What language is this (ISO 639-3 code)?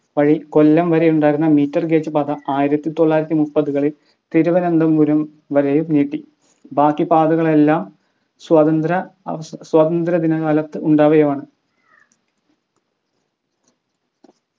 mal